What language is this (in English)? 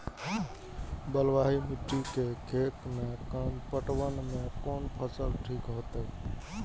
Maithili